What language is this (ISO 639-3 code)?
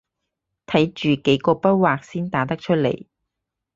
yue